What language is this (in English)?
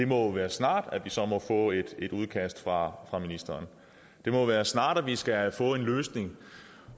Danish